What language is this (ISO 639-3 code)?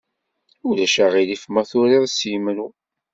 kab